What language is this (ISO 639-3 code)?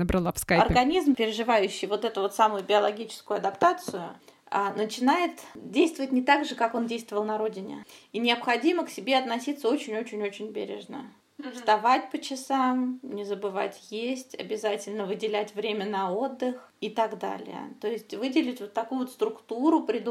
rus